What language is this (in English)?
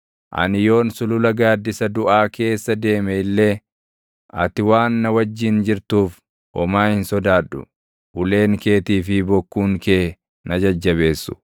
Oromo